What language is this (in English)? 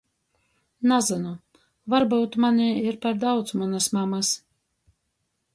Latgalian